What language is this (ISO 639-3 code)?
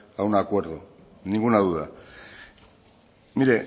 spa